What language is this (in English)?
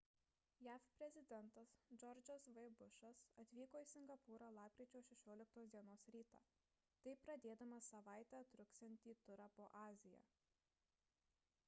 Lithuanian